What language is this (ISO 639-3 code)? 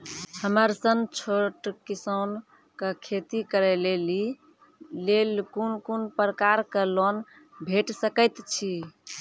mai